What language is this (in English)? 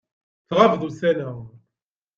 Kabyle